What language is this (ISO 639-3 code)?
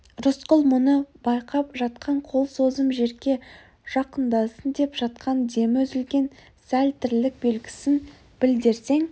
kaz